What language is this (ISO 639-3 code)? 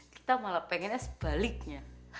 ind